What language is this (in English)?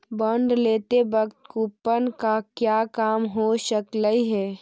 Magahi